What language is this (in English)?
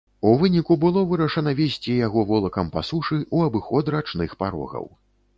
Belarusian